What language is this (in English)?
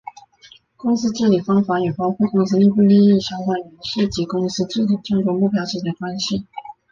Chinese